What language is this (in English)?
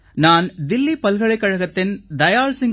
Tamil